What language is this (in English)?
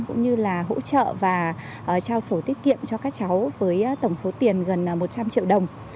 Vietnamese